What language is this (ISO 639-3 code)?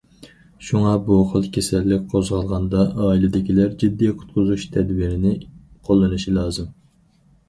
uig